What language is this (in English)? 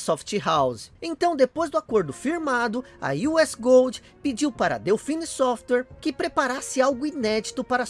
Portuguese